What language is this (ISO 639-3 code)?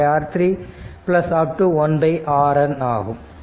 tam